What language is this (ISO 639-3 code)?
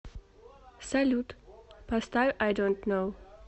rus